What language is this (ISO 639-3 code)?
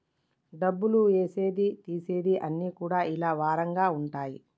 tel